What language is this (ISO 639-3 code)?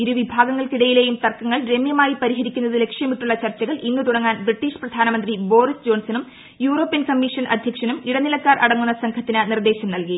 mal